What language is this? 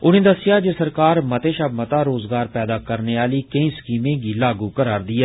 Dogri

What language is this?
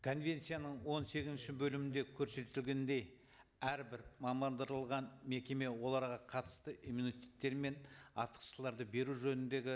Kazakh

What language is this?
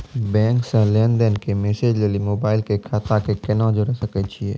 Maithili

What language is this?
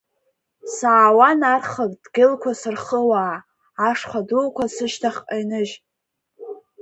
Abkhazian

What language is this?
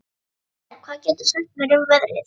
Icelandic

